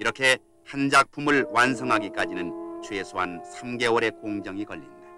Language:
Korean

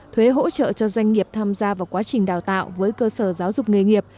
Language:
Vietnamese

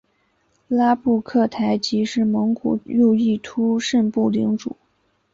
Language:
Chinese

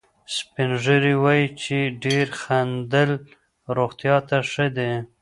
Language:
Pashto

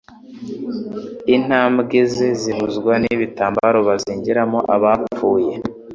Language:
Kinyarwanda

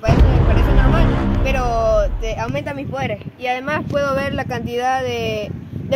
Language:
Spanish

